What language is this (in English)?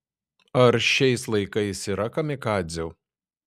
Lithuanian